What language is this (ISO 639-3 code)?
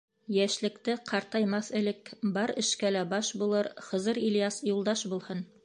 bak